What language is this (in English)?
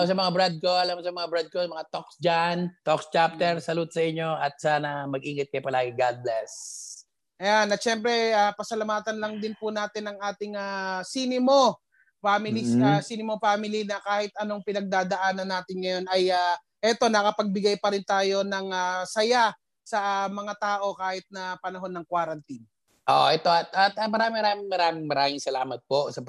Filipino